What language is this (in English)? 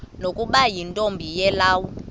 Xhosa